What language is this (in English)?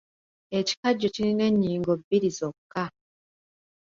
Ganda